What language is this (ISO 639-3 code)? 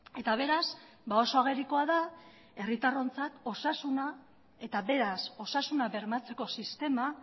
eus